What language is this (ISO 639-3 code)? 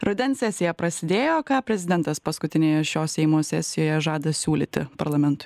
lit